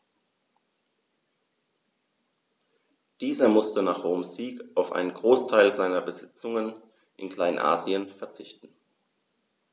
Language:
German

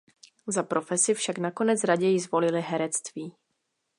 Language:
Czech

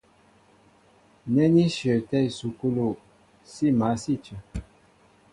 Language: Mbo (Cameroon)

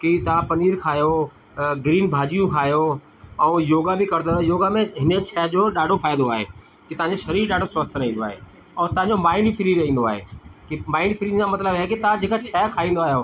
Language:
Sindhi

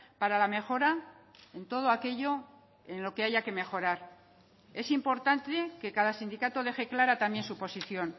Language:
Spanish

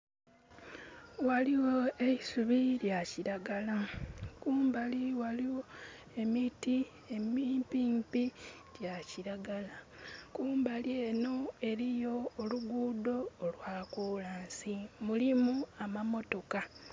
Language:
Soga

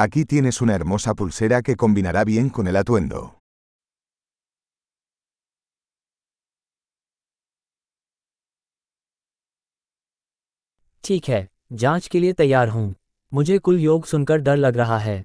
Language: Hindi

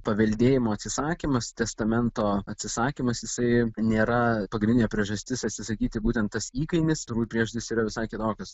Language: Lithuanian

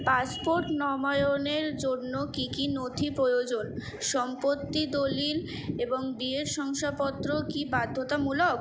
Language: Bangla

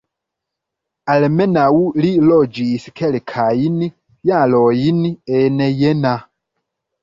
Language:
Esperanto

